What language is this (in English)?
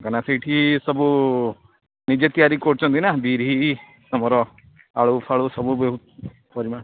Odia